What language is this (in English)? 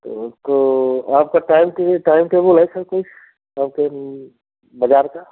Hindi